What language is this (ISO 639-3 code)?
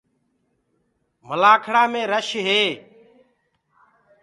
ggg